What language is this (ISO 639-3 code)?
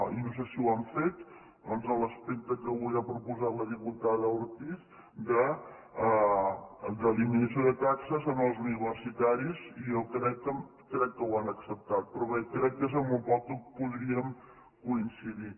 cat